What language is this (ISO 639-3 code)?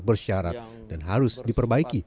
ind